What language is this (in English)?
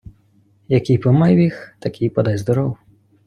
Ukrainian